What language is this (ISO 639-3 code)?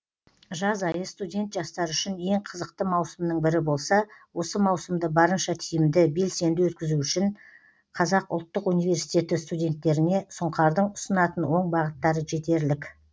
kaz